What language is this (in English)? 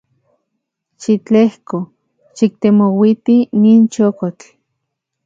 Central Puebla Nahuatl